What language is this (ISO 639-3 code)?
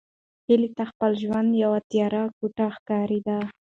pus